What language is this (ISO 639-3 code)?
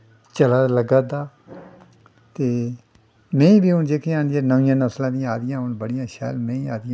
doi